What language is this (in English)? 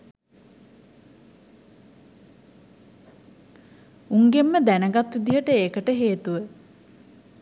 Sinhala